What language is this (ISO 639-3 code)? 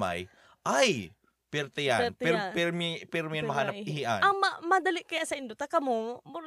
fil